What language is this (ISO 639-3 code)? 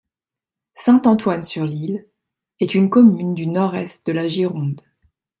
fra